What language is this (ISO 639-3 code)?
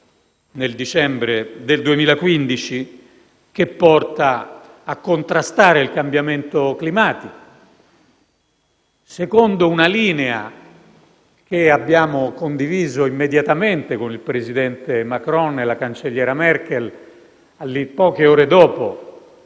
ita